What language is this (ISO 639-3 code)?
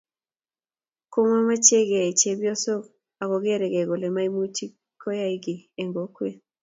kln